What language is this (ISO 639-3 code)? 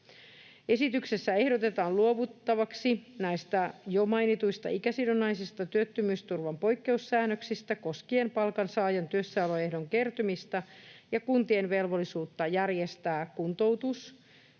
fin